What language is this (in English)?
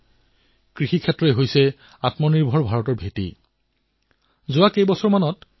Assamese